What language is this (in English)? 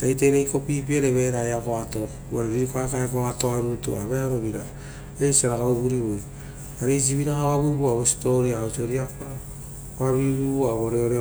Rotokas